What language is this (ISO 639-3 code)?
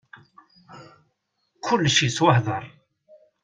kab